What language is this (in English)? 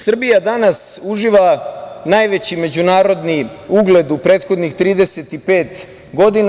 Serbian